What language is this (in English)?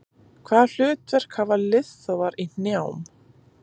Icelandic